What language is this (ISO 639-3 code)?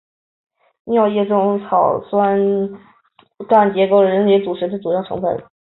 zho